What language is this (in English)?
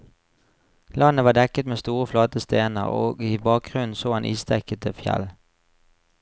Norwegian